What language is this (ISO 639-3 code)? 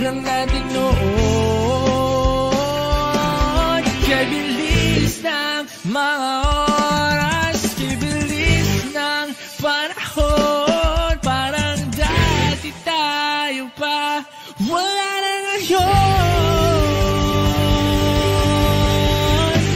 ara